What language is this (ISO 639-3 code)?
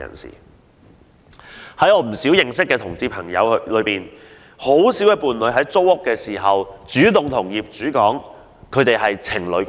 yue